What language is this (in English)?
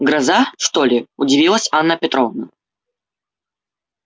Russian